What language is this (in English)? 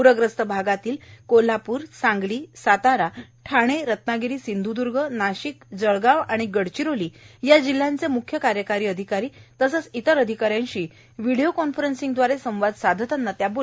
Marathi